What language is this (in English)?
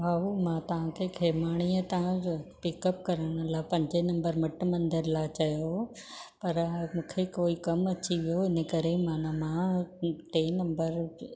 Sindhi